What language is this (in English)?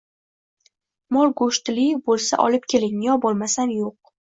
Uzbek